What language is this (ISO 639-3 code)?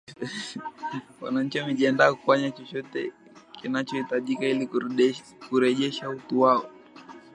swa